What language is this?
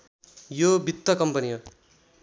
Nepali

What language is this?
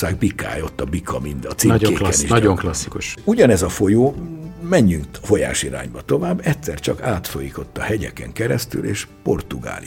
Hungarian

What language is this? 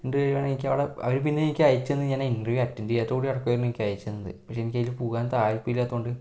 Malayalam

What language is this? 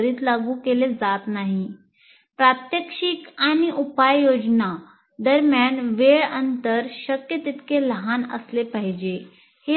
Marathi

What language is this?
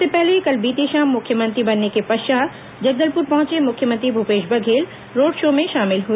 Hindi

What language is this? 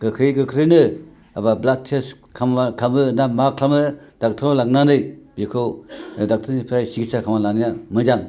Bodo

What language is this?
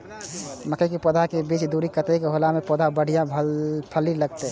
Maithili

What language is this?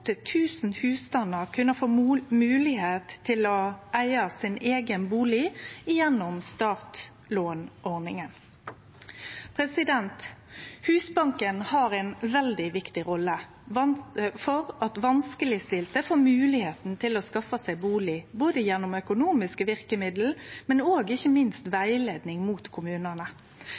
Norwegian Nynorsk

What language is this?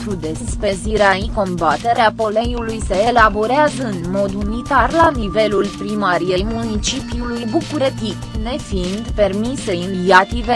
Romanian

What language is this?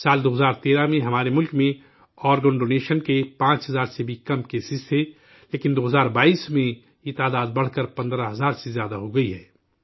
Urdu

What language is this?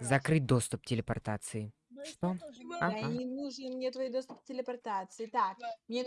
Russian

